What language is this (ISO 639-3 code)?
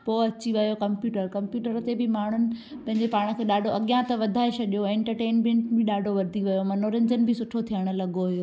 snd